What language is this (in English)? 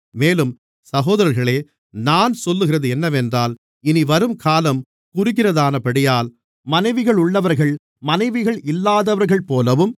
Tamil